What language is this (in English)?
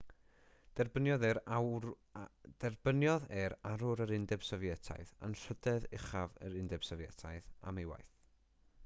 Welsh